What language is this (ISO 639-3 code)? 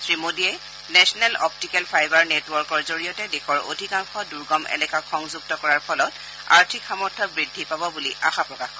asm